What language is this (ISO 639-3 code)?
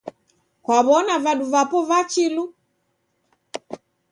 dav